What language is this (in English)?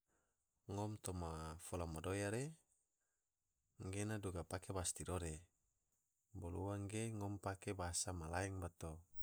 Tidore